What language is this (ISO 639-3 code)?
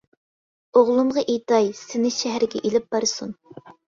uig